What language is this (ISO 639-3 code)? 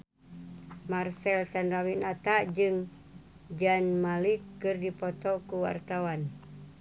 sun